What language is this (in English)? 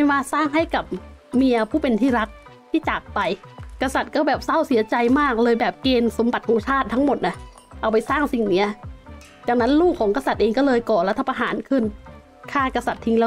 Thai